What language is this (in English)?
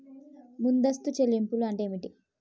Telugu